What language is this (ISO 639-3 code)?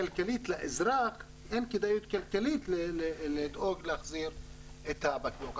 heb